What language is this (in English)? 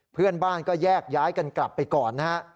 Thai